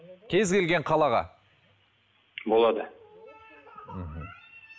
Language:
Kazakh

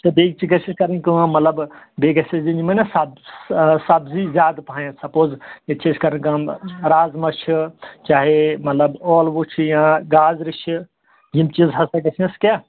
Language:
Kashmiri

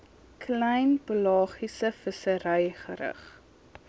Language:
Afrikaans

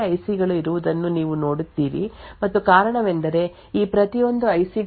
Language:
Kannada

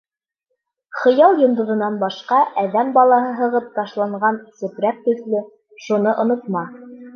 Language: Bashkir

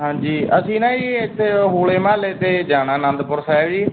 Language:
Punjabi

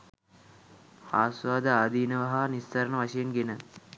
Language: Sinhala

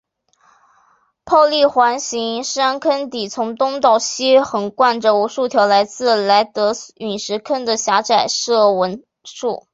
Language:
Chinese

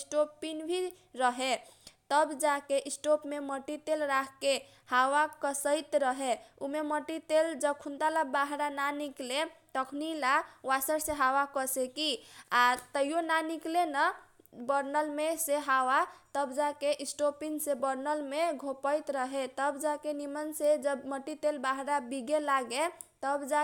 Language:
Kochila Tharu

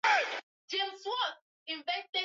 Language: Swahili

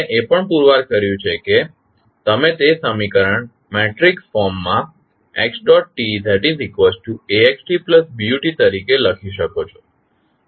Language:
Gujarati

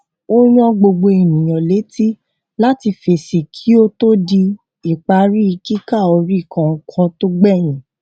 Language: Yoruba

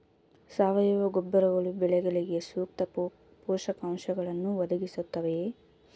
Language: Kannada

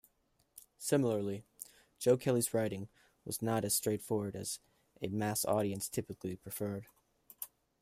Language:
English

